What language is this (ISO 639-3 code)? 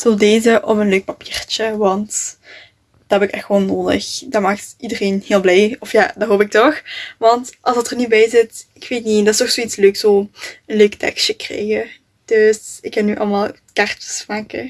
nld